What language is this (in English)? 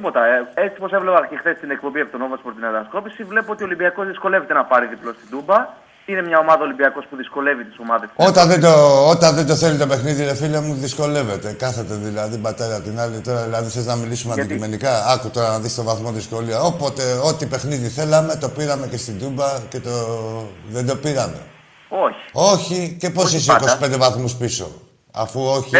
Greek